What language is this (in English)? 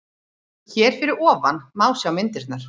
Icelandic